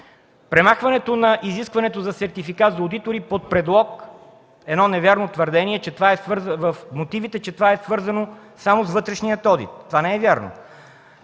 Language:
Bulgarian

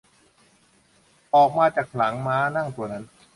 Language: Thai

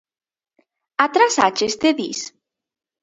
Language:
Galician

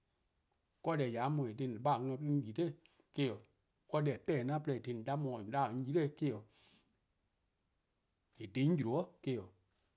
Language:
Eastern Krahn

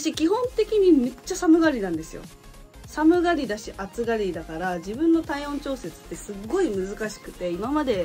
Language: Japanese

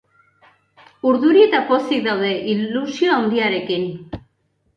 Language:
Basque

